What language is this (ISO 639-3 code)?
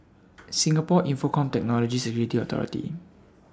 eng